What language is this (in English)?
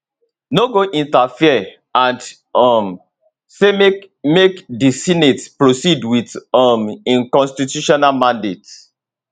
Nigerian Pidgin